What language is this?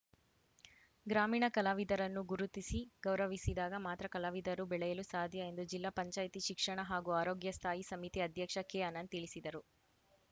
Kannada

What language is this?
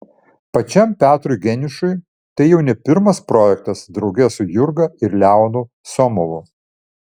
Lithuanian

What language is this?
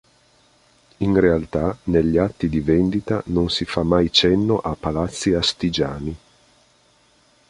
Italian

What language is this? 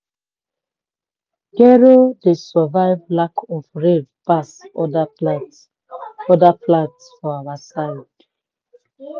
Nigerian Pidgin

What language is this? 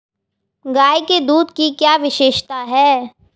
Hindi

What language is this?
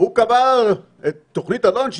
Hebrew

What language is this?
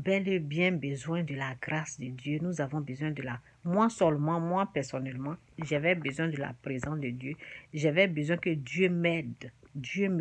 French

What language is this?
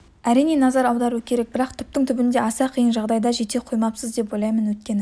Kazakh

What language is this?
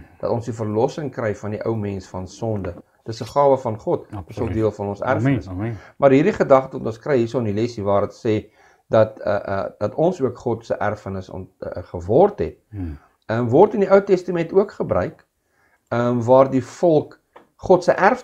Dutch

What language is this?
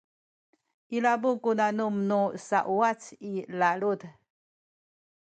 Sakizaya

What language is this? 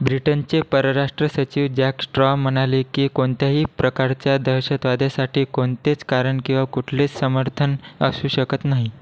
Marathi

